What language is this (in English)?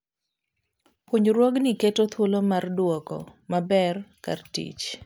Luo (Kenya and Tanzania)